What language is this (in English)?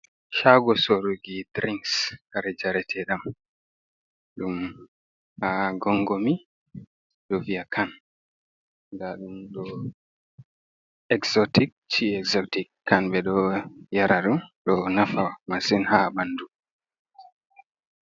Fula